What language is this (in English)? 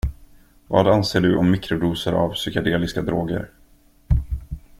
Swedish